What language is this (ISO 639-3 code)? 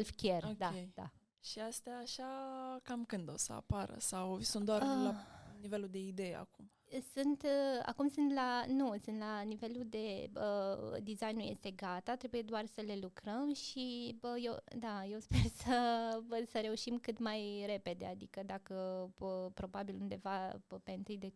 ron